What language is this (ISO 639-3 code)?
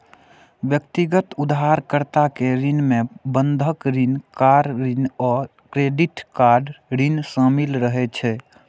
mai